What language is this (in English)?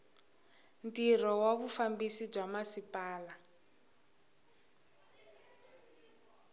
Tsonga